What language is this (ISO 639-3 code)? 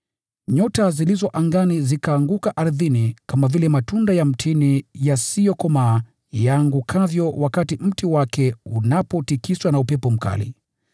swa